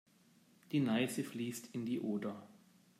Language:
German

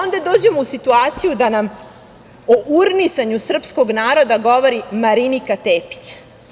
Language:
Serbian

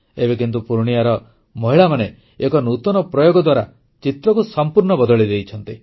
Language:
Odia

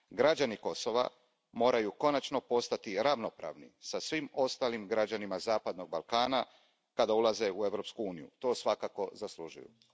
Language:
Croatian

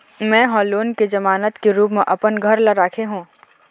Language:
Chhattisgarhi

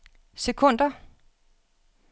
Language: Danish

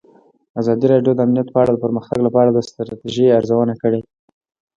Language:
Pashto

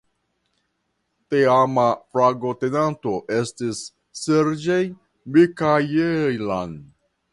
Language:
Esperanto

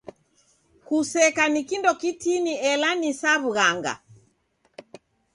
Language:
Taita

